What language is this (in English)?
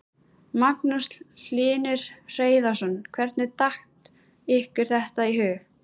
Icelandic